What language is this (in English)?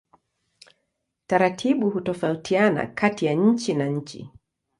Swahili